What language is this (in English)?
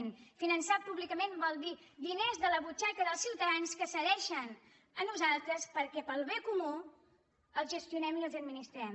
Catalan